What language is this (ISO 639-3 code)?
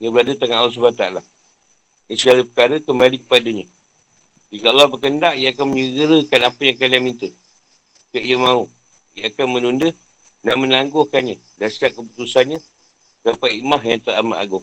msa